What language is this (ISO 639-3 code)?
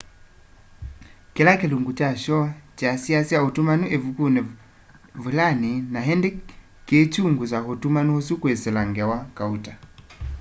kam